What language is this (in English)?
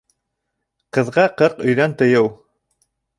Bashkir